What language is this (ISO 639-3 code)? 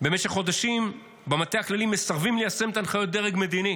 heb